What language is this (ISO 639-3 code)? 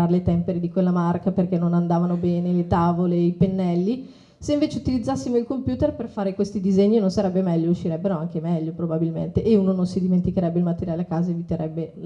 ita